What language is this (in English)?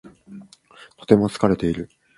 Japanese